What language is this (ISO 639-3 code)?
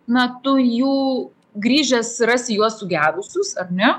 lit